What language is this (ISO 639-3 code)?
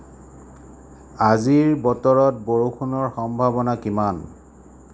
asm